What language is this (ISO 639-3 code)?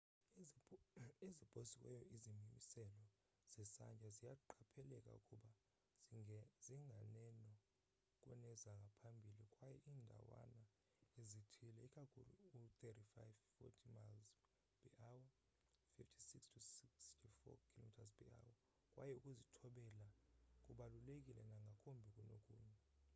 xho